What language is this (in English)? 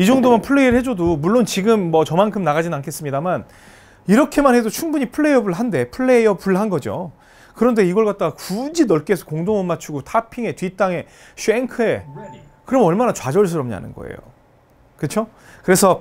Korean